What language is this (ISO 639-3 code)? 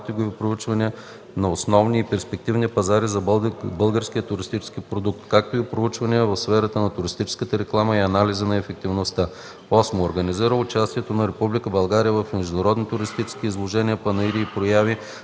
bul